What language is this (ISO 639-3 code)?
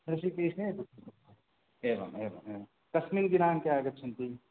san